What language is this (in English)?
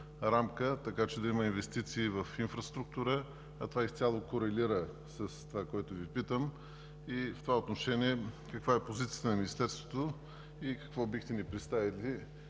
Bulgarian